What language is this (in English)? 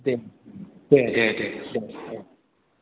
Bodo